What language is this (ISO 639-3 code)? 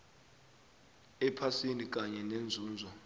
nbl